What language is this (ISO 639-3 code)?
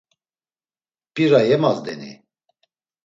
lzz